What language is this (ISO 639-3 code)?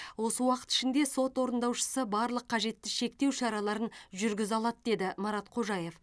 kaz